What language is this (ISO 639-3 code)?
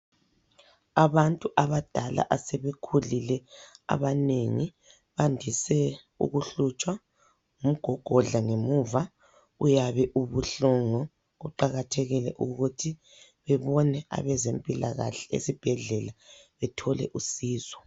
nde